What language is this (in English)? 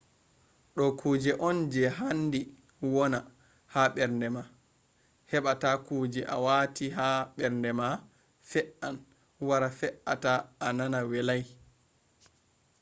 Fula